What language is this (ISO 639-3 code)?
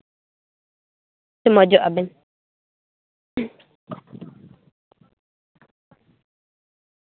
sat